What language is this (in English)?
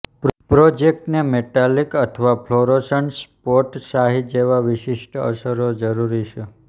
Gujarati